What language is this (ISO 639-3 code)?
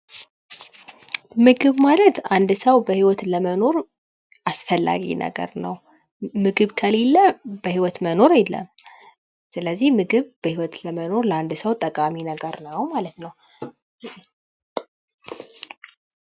amh